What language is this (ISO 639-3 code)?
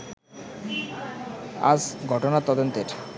ben